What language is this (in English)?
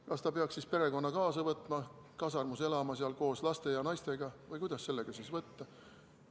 Estonian